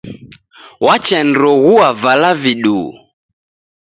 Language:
Taita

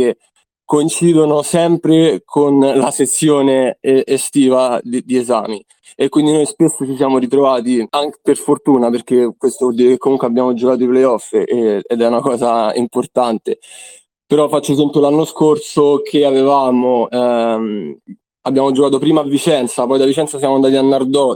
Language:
Italian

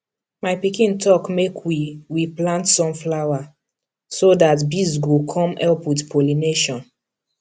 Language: Nigerian Pidgin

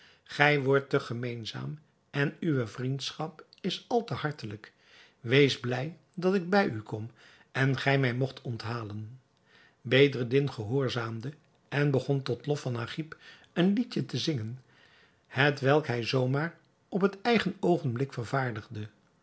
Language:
Dutch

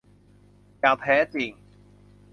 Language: Thai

